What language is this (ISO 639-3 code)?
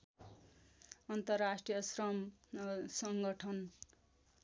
nep